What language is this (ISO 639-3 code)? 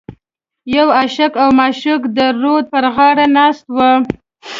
pus